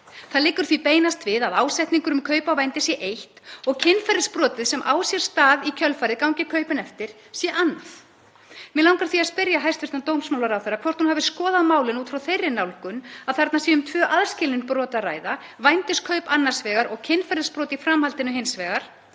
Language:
Icelandic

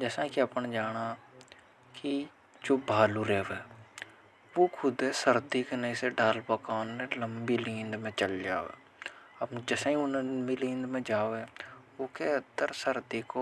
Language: Hadothi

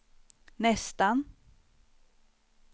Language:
Swedish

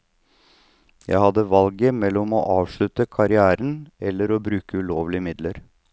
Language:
Norwegian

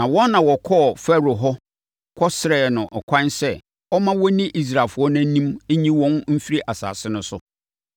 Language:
Akan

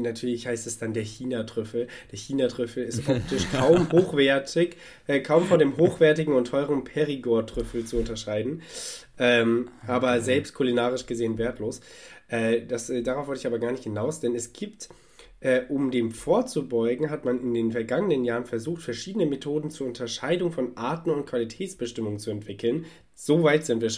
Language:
German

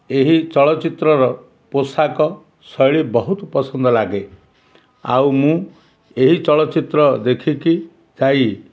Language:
Odia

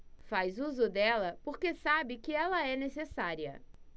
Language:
Portuguese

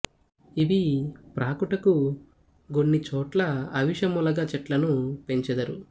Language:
Telugu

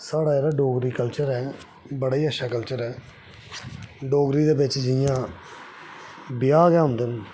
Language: Dogri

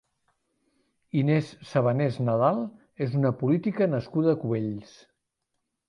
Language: Catalan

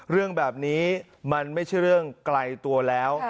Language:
Thai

